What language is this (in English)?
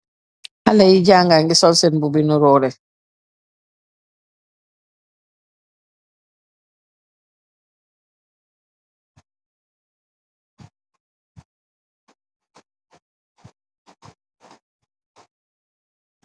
Wolof